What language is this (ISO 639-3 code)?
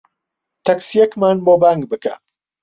ckb